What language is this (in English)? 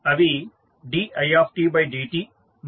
Telugu